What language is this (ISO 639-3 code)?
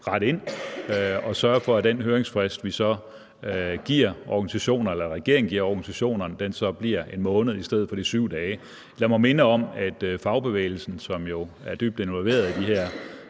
dan